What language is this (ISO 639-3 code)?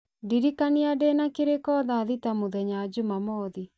kik